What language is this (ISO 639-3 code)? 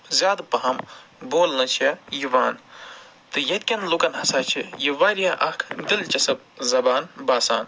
kas